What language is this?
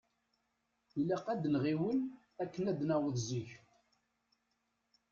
Kabyle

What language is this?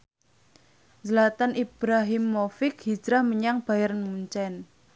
Javanese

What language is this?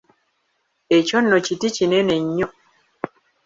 Ganda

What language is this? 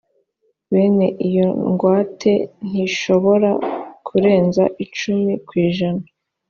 Kinyarwanda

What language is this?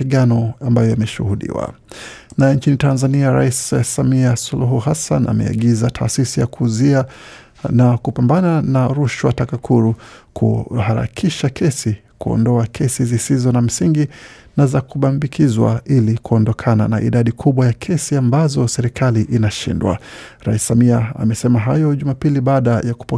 Swahili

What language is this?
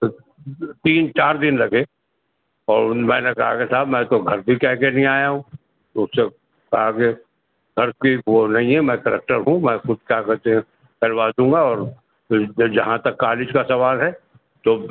Urdu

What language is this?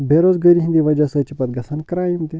Kashmiri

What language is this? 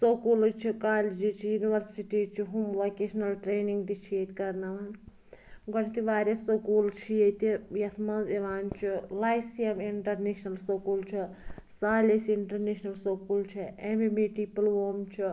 Kashmiri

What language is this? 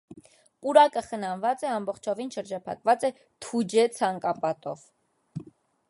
Armenian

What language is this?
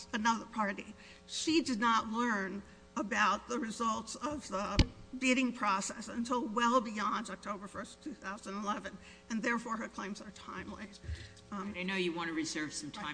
English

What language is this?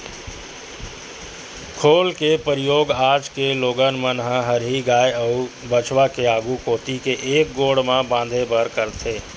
Chhattisgarhi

